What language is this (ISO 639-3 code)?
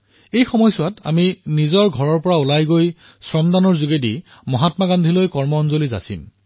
asm